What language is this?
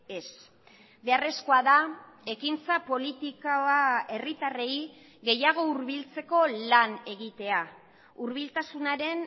Basque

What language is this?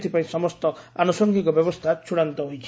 Odia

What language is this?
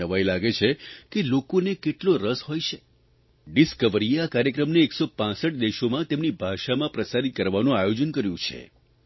Gujarati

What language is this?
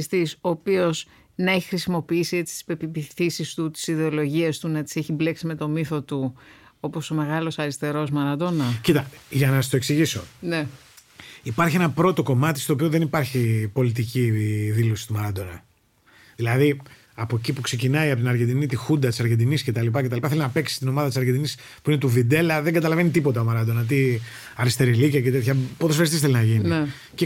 Greek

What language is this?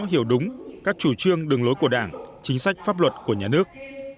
Vietnamese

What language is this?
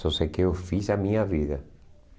Portuguese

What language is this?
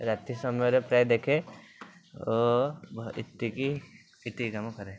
Odia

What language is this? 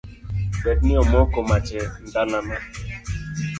Luo (Kenya and Tanzania)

